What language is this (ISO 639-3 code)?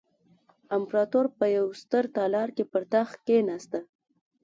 pus